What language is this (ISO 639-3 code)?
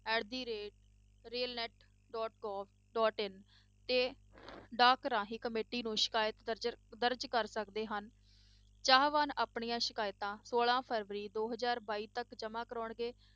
pan